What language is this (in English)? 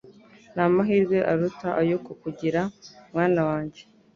Kinyarwanda